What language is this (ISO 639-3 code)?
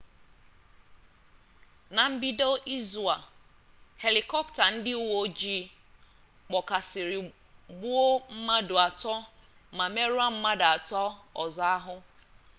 ibo